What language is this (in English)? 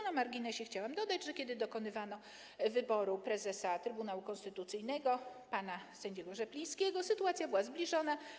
Polish